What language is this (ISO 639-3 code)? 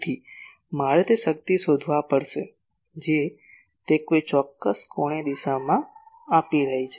guj